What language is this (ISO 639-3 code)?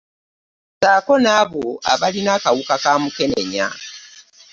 lug